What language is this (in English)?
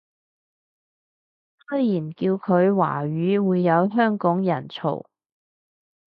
Cantonese